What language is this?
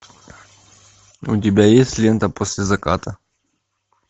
Russian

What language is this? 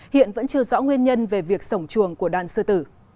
Vietnamese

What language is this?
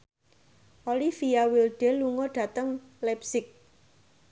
Javanese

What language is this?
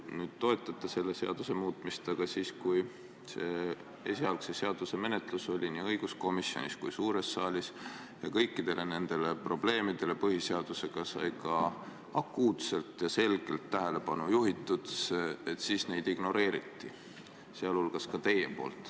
Estonian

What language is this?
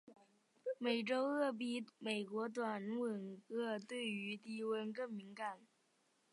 Chinese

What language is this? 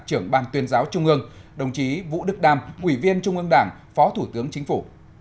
Vietnamese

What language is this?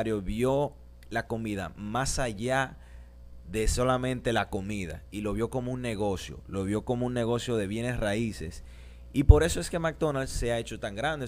Spanish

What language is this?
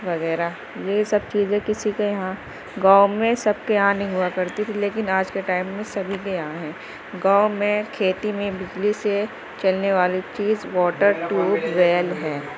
Urdu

